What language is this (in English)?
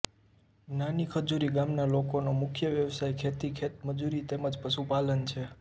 Gujarati